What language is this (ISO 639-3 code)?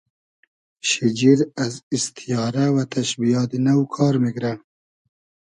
haz